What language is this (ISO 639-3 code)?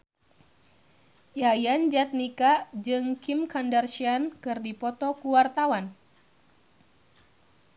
sun